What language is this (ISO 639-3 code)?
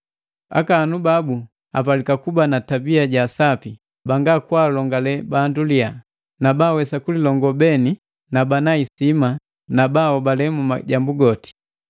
mgv